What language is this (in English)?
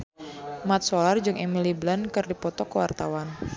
Sundanese